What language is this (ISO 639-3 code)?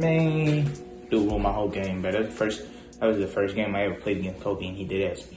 eng